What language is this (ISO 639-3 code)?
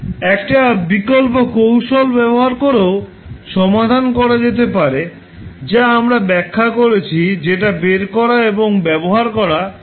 ben